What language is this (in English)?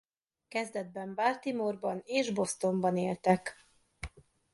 Hungarian